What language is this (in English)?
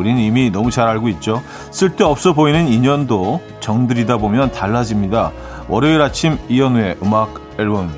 Korean